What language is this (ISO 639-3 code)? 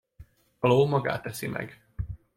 hun